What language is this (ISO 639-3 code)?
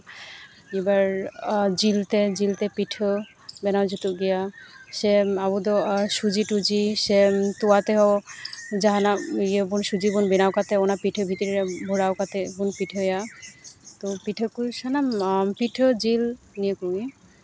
sat